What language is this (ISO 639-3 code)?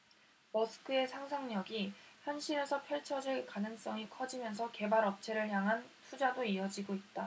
kor